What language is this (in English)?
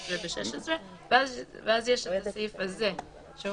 Hebrew